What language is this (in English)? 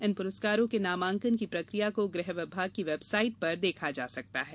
Hindi